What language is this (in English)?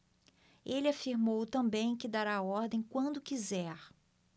Portuguese